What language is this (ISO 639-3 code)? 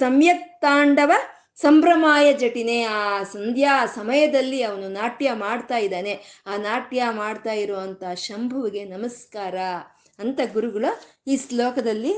kan